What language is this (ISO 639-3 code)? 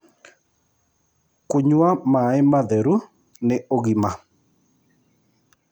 kik